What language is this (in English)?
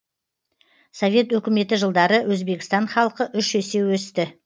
Kazakh